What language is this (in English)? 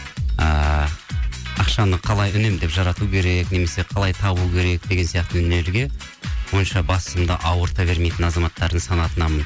Kazakh